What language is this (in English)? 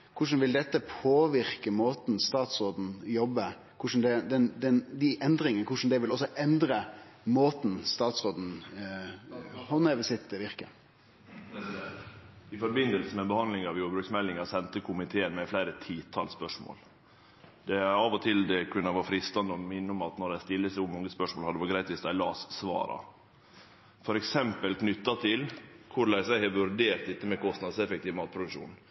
Norwegian Nynorsk